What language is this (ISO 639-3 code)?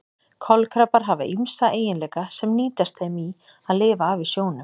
isl